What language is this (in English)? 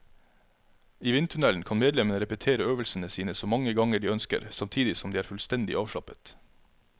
Norwegian